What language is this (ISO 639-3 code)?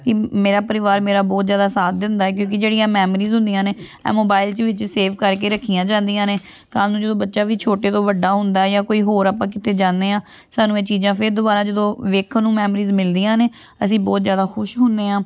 pan